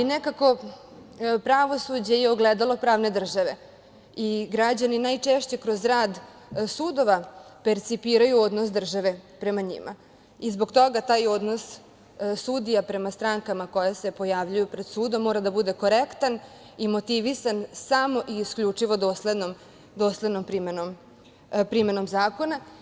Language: Serbian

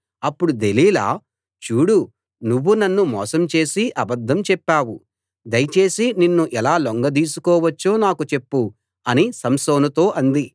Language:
Telugu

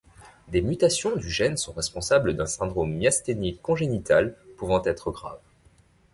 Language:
French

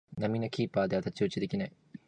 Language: Japanese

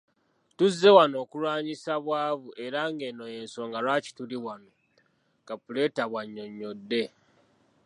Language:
Ganda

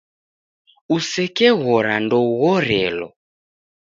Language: Taita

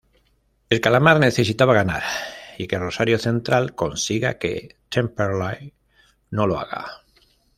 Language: Spanish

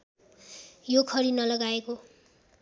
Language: Nepali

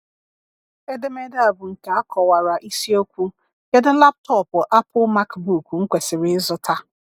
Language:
Igbo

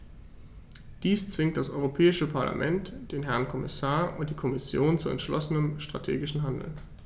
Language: German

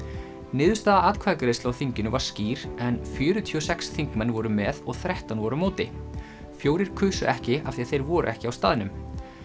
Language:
Icelandic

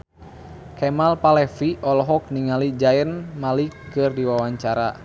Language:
Sundanese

